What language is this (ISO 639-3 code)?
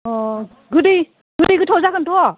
brx